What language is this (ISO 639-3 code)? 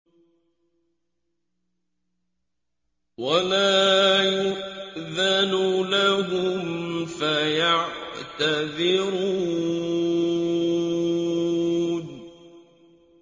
ara